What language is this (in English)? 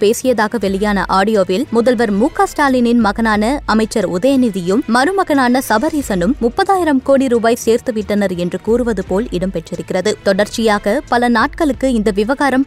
Tamil